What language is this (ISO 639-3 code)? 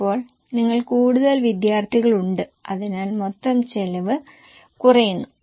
mal